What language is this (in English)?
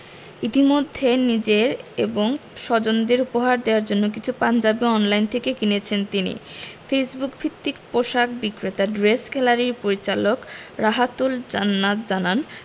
Bangla